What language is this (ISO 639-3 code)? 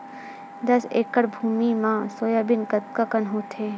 hne